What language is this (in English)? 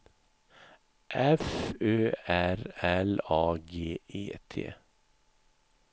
Swedish